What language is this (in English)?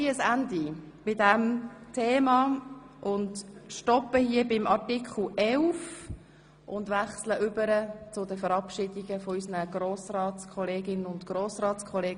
Swiss German